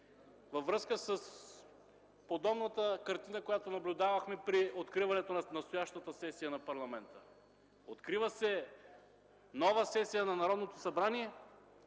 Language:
Bulgarian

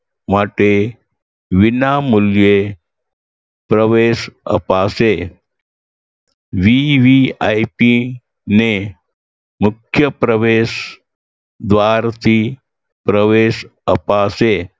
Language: Gujarati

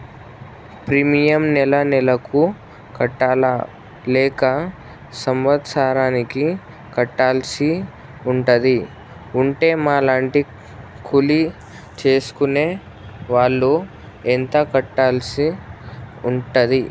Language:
Telugu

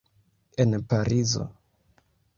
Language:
Esperanto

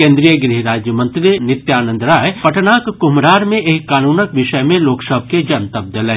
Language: Maithili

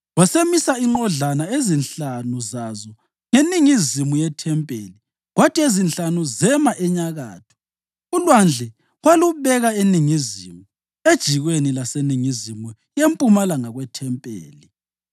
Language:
North Ndebele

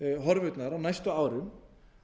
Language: Icelandic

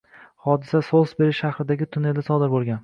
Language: Uzbek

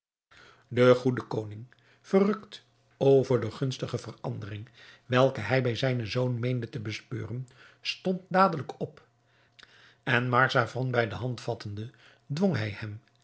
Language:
Dutch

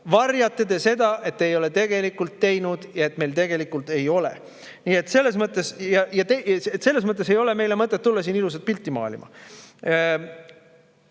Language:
Estonian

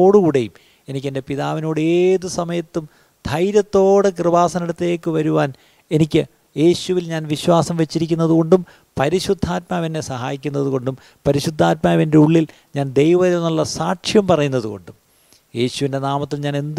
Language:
Malayalam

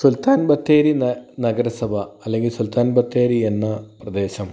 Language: Malayalam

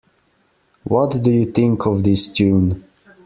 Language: English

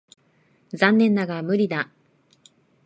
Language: Japanese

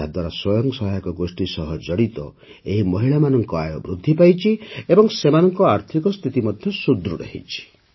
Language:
Odia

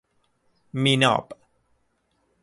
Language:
Persian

